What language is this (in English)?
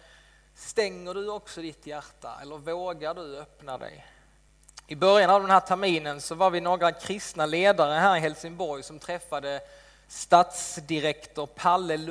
Swedish